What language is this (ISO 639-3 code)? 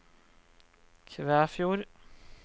nor